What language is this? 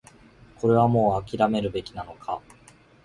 Japanese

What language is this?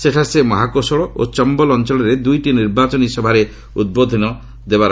Odia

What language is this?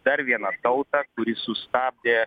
Lithuanian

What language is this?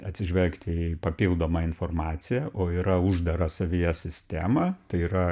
Lithuanian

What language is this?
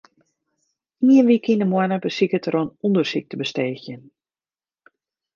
Western Frisian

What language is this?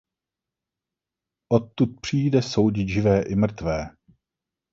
Czech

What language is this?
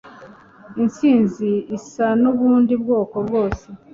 Kinyarwanda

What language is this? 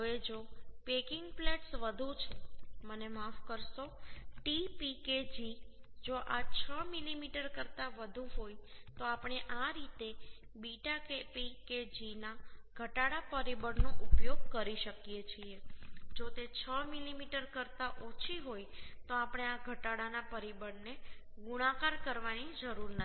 Gujarati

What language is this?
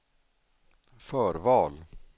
Swedish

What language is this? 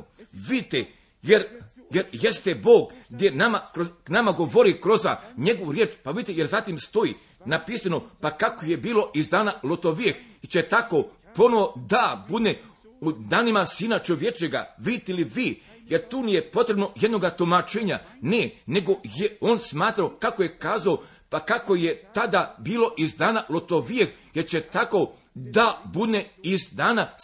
Croatian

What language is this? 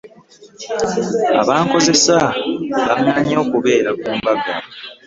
Ganda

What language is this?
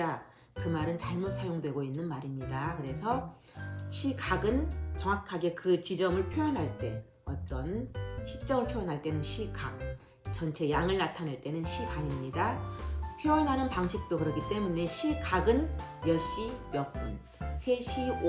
Korean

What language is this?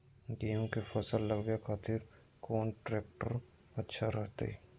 Magahi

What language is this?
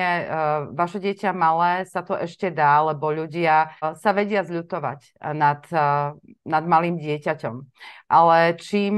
Slovak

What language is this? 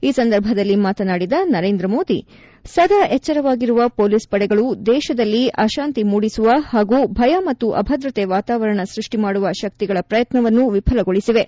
Kannada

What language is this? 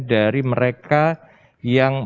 Indonesian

